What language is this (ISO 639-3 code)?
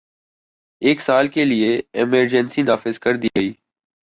urd